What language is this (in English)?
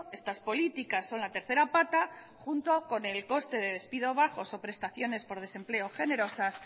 Spanish